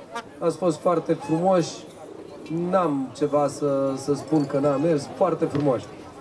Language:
Romanian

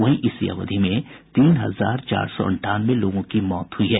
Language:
Hindi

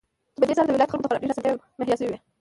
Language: Pashto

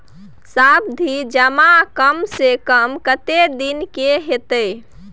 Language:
Maithili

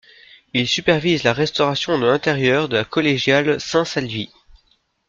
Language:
French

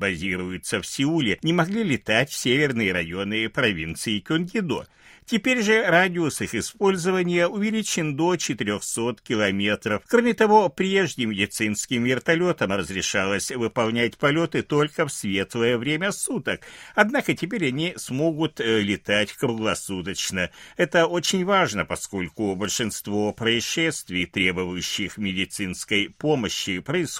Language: Russian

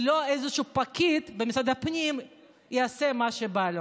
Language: Hebrew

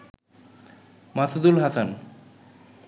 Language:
Bangla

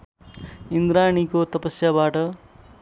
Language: Nepali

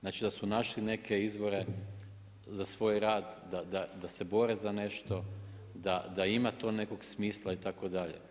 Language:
Croatian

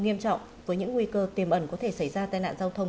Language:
Vietnamese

